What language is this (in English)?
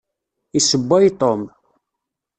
Kabyle